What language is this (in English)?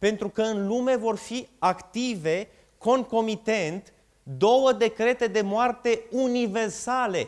Romanian